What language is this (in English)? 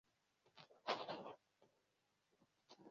Swahili